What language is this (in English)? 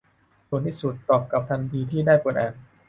Thai